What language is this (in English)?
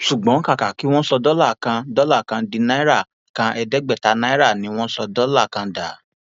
Yoruba